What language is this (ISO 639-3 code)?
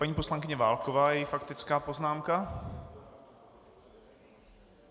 ces